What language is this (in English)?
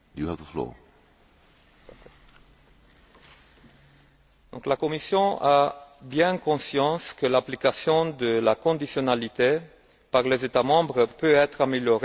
French